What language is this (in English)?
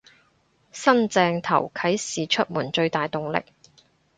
Cantonese